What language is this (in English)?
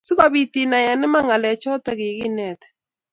Kalenjin